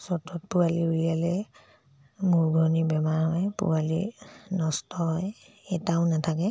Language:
Assamese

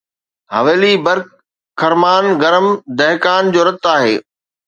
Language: Sindhi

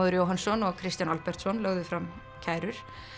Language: Icelandic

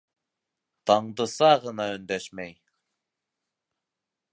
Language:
Bashkir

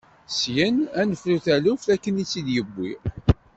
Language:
Kabyle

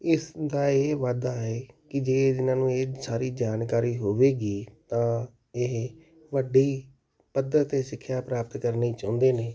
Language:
Punjabi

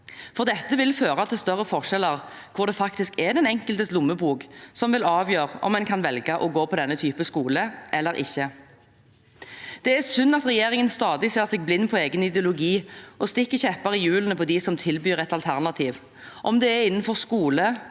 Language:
Norwegian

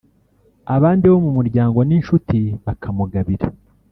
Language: Kinyarwanda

